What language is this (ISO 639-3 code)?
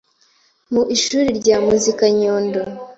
kin